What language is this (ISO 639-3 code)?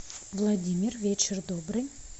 rus